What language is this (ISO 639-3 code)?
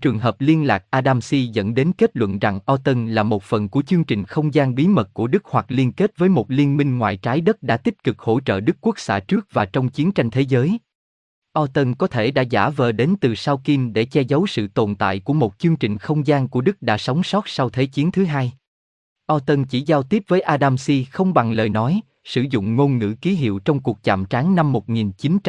vie